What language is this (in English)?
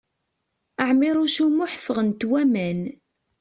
Kabyle